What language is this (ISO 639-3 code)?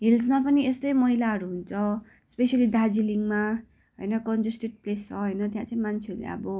nep